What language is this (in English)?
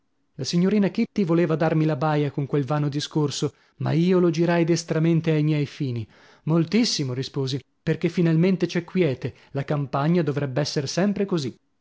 Italian